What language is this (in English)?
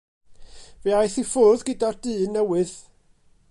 Welsh